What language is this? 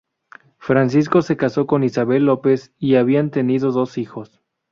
Spanish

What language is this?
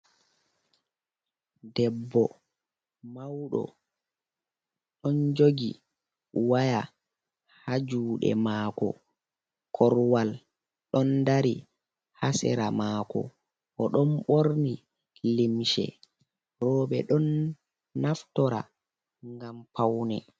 Fula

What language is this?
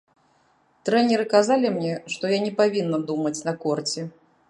Belarusian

